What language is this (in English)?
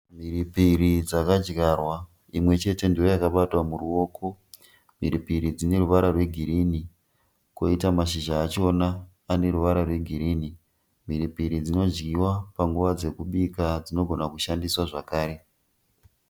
Shona